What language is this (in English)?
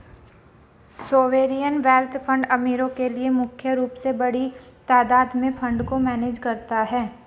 Hindi